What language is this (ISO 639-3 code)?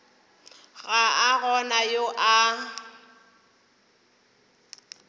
nso